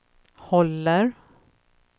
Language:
Swedish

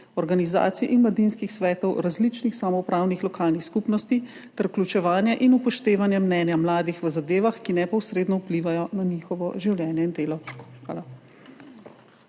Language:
Slovenian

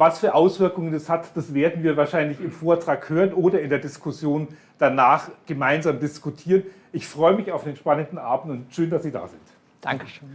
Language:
German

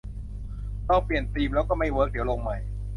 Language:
Thai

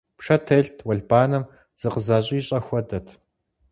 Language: Kabardian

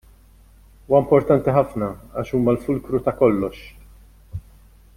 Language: Maltese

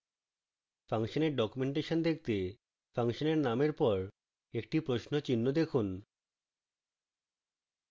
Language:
Bangla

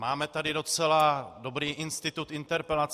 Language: Czech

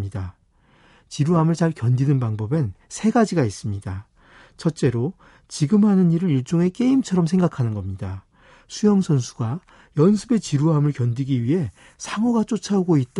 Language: Korean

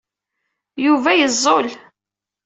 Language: Kabyle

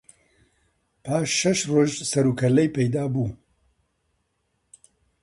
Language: Central Kurdish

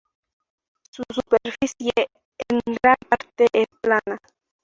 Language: Spanish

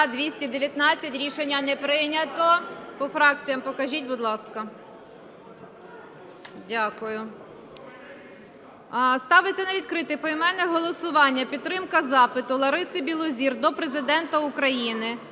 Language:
Ukrainian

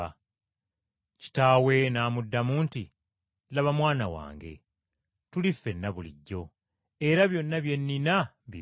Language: Ganda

